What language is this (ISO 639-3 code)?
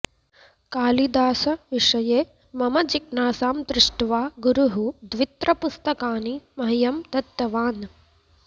san